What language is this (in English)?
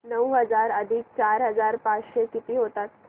Marathi